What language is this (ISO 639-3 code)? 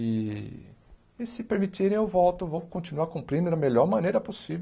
por